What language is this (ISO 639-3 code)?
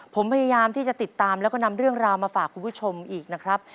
tha